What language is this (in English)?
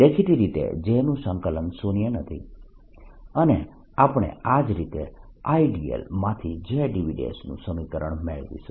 Gujarati